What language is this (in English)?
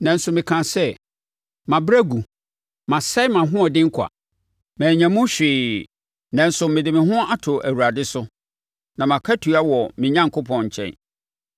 Akan